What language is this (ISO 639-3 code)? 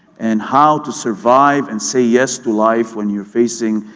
eng